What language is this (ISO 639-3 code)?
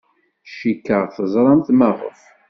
kab